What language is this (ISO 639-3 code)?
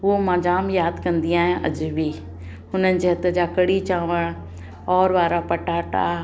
snd